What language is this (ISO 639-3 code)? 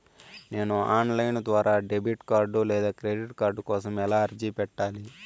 tel